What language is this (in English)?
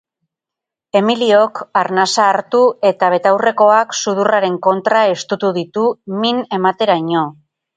Basque